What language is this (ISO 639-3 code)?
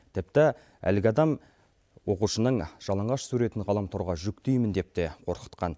kaz